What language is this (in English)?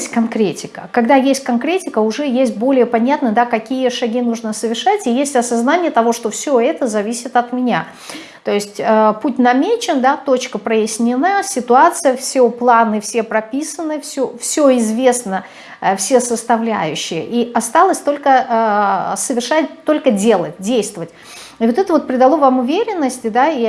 Russian